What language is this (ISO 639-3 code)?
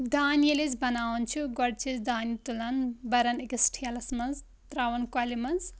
kas